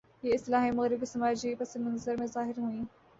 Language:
Urdu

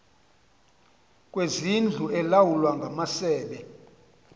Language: Xhosa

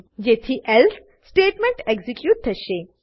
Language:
Gujarati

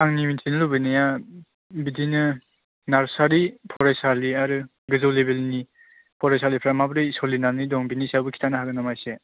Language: Bodo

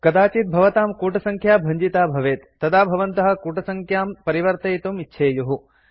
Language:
Sanskrit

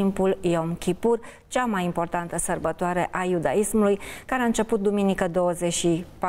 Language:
Romanian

